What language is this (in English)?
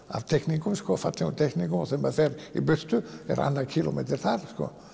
Icelandic